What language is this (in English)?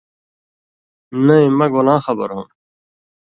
Indus Kohistani